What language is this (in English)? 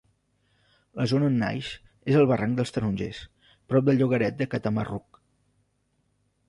Catalan